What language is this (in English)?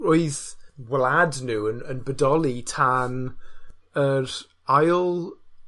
Welsh